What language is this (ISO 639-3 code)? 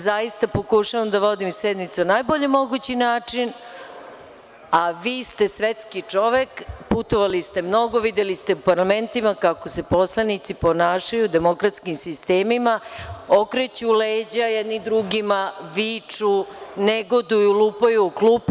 srp